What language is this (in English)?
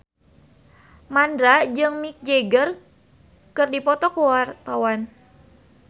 Sundanese